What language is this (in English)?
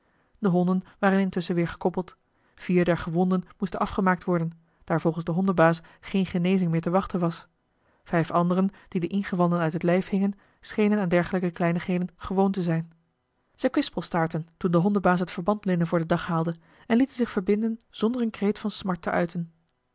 Dutch